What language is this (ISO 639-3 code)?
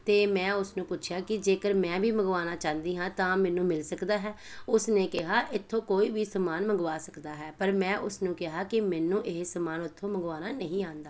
pan